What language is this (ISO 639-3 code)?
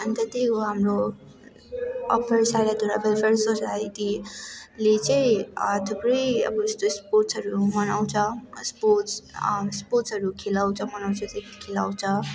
nep